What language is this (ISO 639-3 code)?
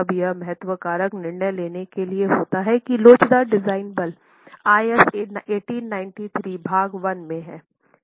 hin